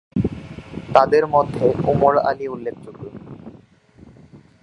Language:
Bangla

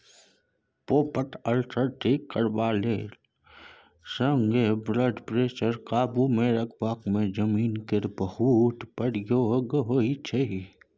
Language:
Maithili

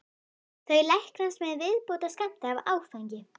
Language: Icelandic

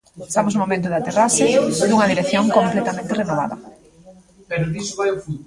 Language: Galician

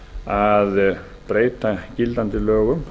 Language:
Icelandic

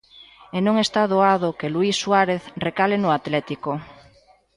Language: Galician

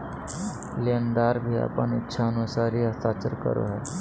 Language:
Magahi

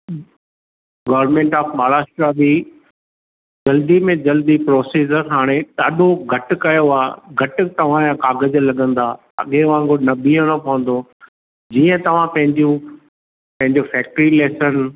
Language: Sindhi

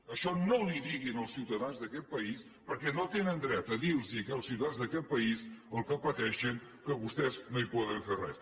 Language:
Catalan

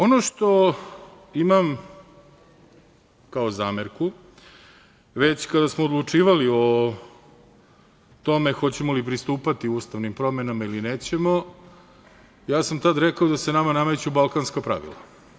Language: Serbian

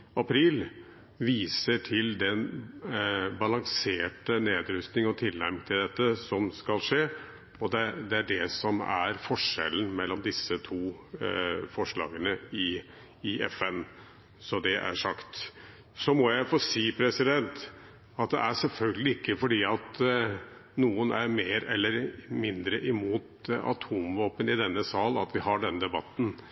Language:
Norwegian Bokmål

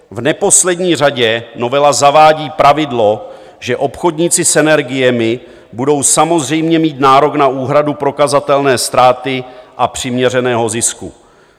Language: Czech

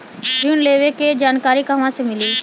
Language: Bhojpuri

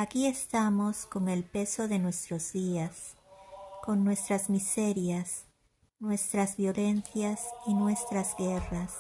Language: Spanish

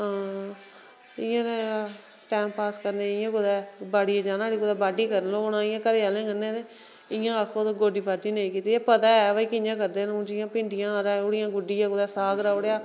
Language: Dogri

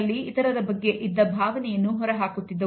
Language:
Kannada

